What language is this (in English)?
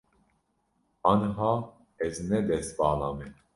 Kurdish